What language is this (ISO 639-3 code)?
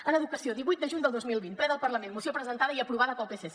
cat